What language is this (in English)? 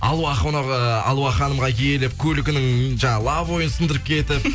Kazakh